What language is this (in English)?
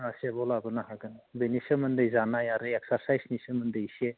Bodo